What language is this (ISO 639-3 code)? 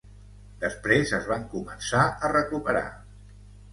cat